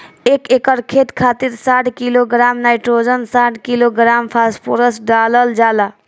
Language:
Bhojpuri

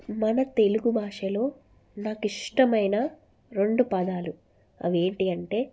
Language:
Telugu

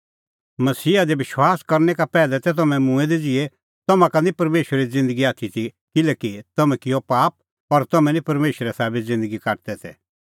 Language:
Kullu Pahari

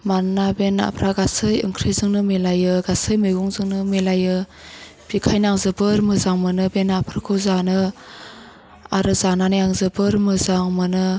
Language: Bodo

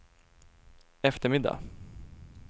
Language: Swedish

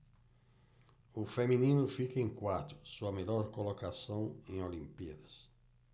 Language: Portuguese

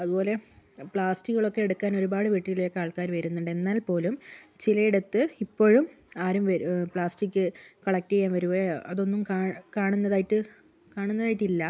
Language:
Malayalam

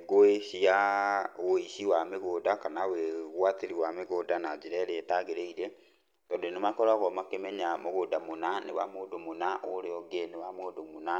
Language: Kikuyu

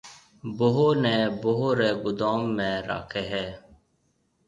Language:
Marwari (Pakistan)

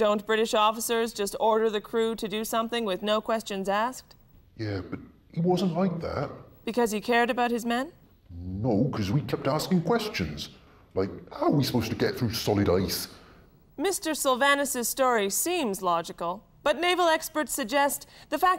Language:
English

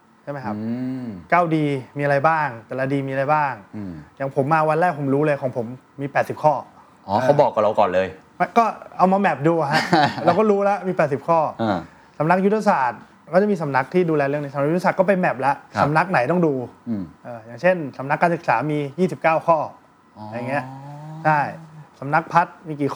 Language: Thai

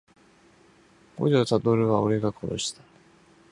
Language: Japanese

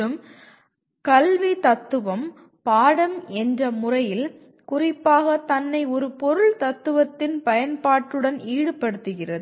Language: Tamil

